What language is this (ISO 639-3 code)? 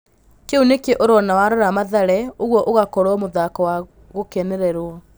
kik